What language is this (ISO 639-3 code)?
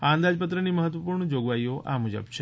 guj